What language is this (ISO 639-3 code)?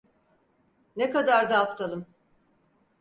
tur